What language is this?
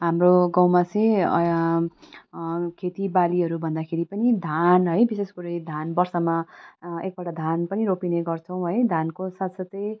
Nepali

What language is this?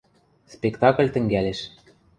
Western Mari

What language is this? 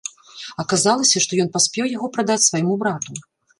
Belarusian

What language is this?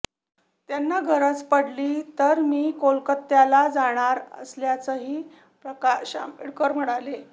Marathi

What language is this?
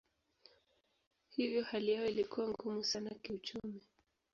Swahili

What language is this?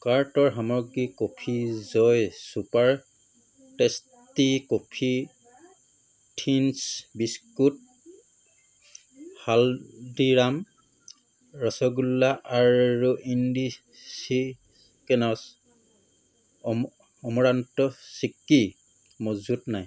Assamese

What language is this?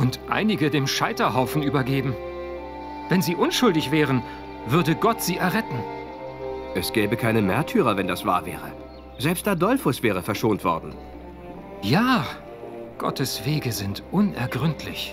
German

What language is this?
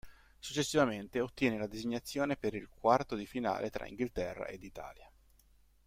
Italian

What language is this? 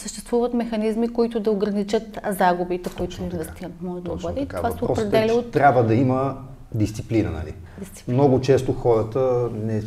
Bulgarian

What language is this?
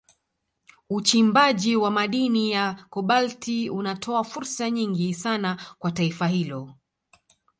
Swahili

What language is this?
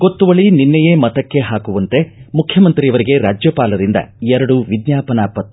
Kannada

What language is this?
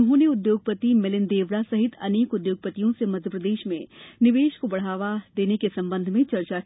Hindi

